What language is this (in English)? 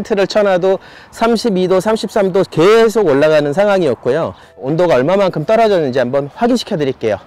Korean